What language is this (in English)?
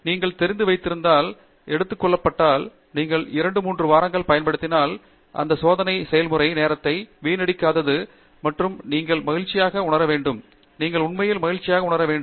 Tamil